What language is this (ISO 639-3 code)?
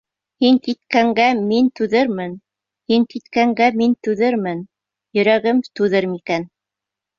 bak